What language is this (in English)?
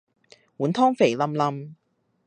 Cantonese